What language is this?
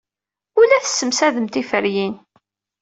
Kabyle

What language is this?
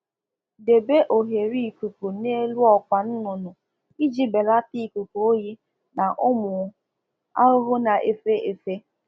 Igbo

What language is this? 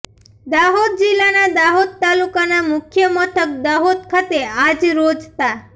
Gujarati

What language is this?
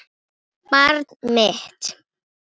Icelandic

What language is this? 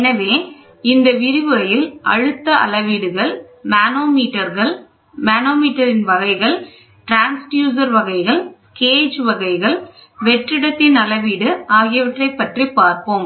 Tamil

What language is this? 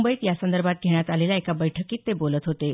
Marathi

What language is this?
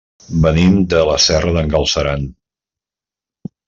Catalan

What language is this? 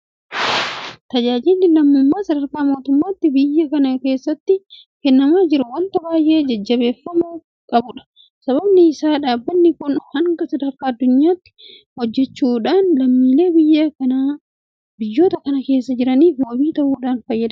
Oromo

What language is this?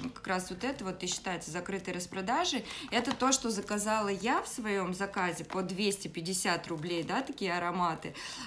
Russian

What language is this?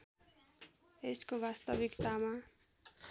Nepali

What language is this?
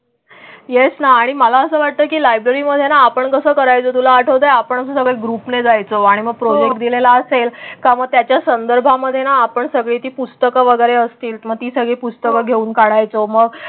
Marathi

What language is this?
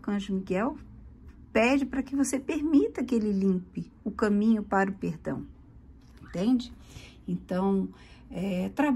Portuguese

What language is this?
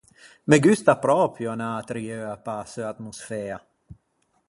Ligurian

